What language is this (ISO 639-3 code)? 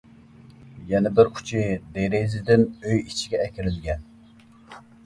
uig